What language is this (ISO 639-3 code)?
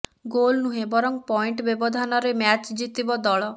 ori